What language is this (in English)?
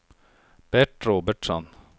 Swedish